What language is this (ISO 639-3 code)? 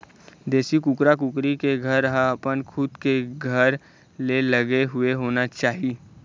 hne